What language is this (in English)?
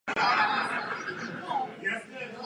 Czech